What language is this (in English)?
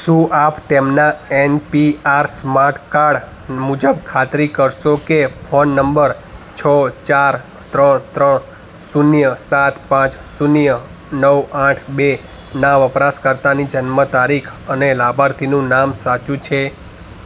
Gujarati